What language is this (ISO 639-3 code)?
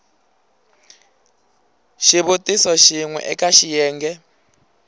tso